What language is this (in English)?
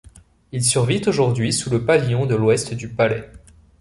French